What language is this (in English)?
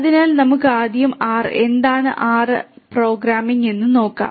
Malayalam